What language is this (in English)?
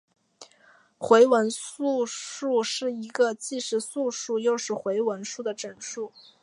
Chinese